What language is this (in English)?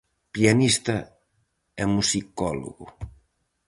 Galician